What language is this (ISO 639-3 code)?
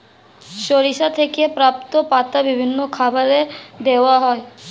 ben